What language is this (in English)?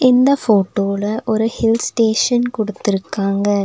Tamil